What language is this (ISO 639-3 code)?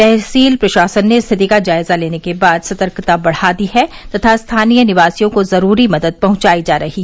hin